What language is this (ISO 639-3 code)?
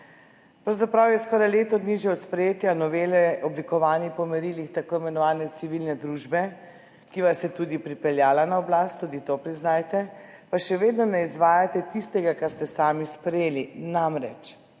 slv